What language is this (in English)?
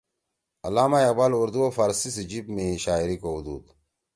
Torwali